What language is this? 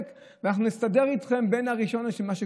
Hebrew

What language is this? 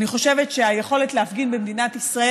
Hebrew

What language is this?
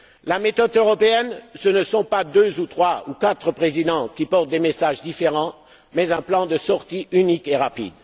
French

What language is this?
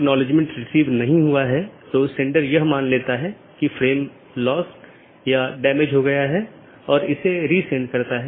Hindi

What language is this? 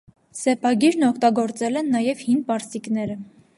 Armenian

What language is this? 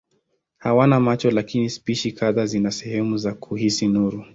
Swahili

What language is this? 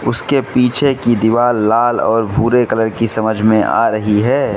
Hindi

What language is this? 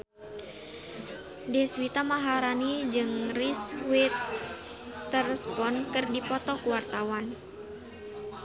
Sundanese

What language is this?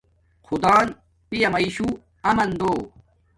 Domaaki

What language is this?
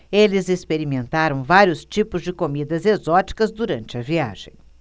Portuguese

